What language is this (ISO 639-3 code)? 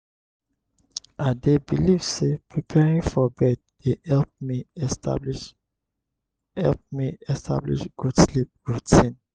pcm